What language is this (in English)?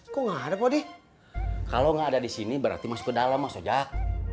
Indonesian